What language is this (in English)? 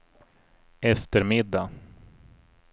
Swedish